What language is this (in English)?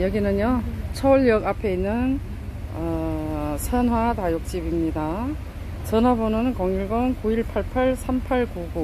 Korean